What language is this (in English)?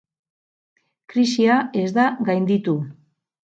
Basque